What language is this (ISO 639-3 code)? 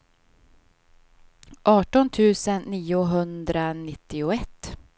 swe